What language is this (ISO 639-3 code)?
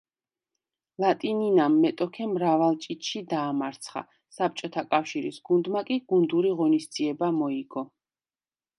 kat